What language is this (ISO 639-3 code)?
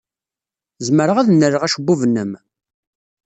kab